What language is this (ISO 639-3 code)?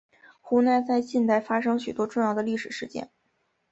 zho